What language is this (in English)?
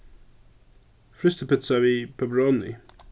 Faroese